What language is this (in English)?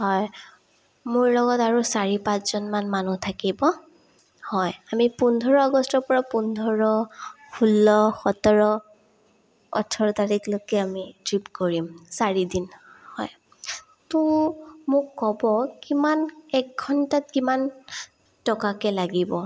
Assamese